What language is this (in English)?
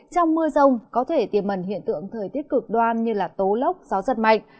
Vietnamese